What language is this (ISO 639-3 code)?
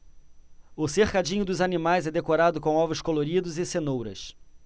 por